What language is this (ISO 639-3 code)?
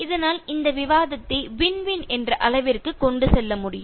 tam